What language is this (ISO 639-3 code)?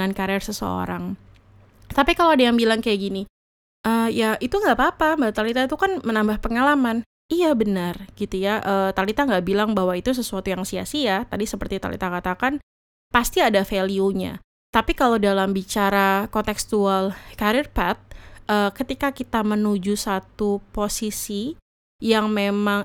ind